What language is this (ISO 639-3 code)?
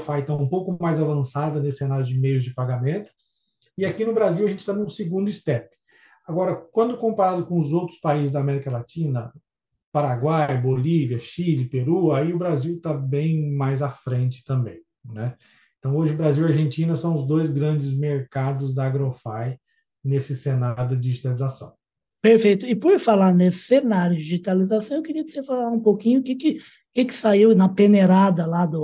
por